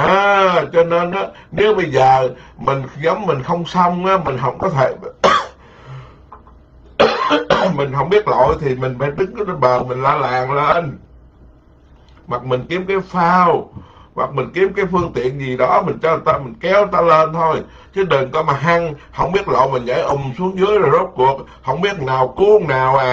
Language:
Vietnamese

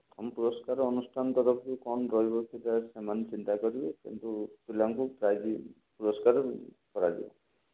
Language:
Odia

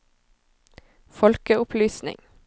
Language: Norwegian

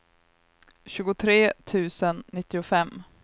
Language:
Swedish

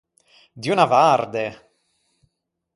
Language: Ligurian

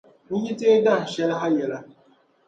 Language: Dagbani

